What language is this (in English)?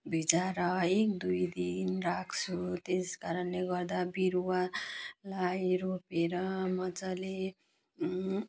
Nepali